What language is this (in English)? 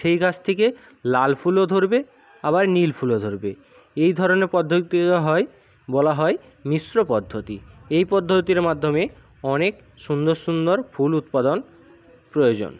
Bangla